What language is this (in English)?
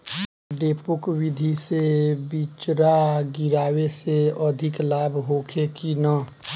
Bhojpuri